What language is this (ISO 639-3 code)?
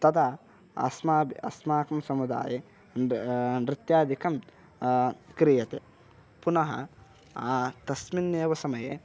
san